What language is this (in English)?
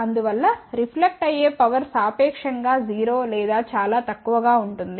Telugu